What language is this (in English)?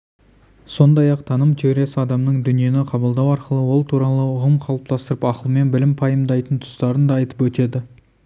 Kazakh